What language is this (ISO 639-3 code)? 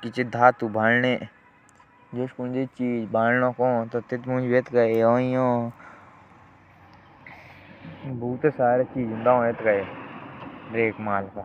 jns